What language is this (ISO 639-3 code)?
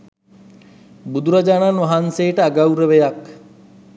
sin